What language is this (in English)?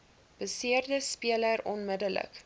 Afrikaans